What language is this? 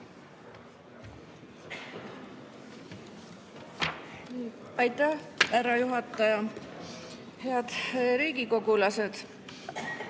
Estonian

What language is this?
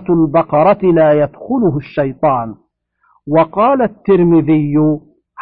Arabic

